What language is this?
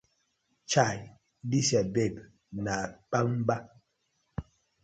Nigerian Pidgin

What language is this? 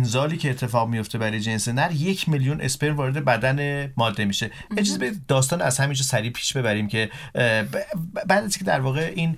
Persian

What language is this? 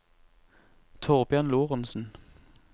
Norwegian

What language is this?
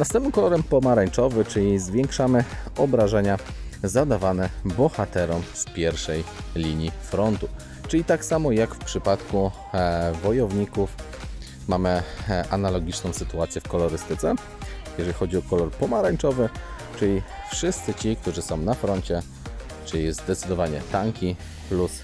Polish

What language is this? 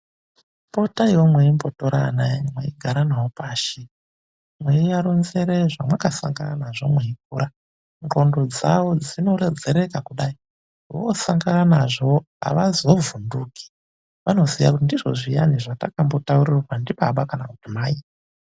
Ndau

